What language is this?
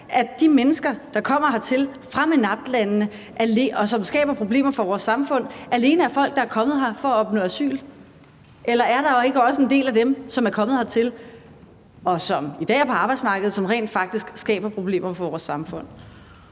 Danish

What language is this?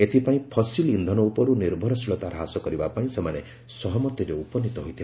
Odia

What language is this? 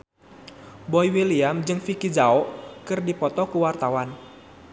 Sundanese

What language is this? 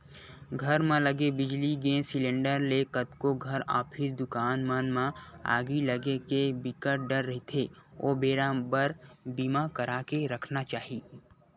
Chhattisgarhi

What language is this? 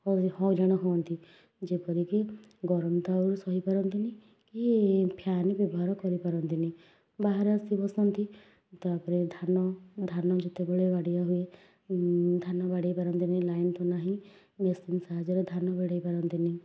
Odia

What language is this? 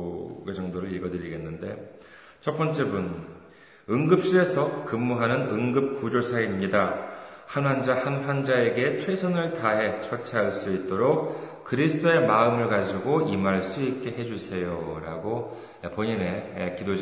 Korean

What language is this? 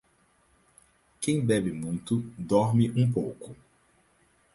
Portuguese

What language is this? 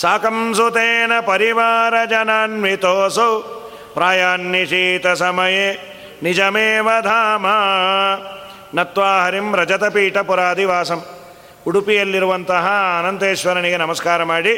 Kannada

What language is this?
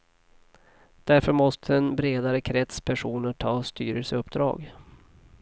Swedish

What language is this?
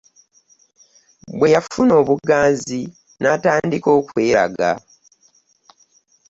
Ganda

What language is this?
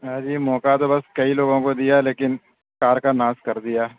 Urdu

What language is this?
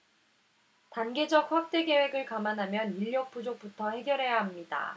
Korean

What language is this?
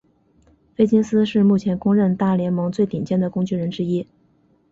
Chinese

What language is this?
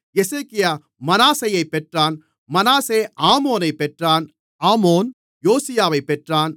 Tamil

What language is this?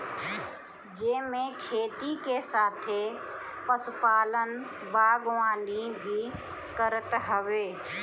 Bhojpuri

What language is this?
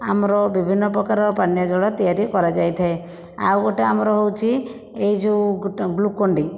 Odia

